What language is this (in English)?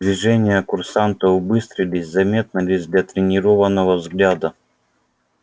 Russian